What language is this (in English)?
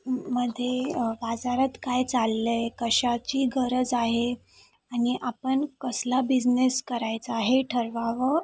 Marathi